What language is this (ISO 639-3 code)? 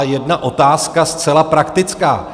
ces